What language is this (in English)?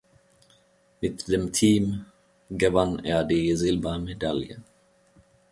German